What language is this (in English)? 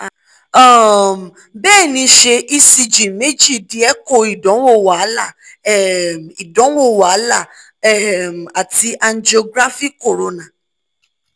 Yoruba